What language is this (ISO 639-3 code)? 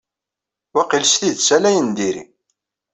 kab